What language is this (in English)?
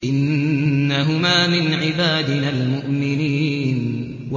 Arabic